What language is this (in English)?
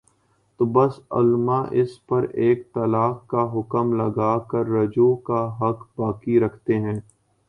Urdu